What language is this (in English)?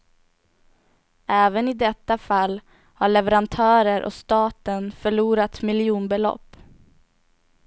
Swedish